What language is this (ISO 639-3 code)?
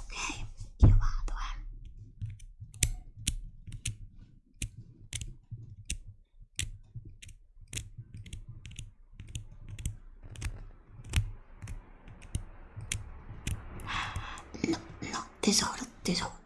ita